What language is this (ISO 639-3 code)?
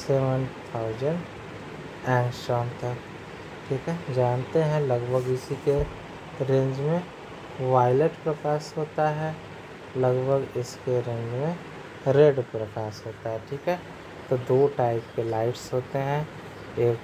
hin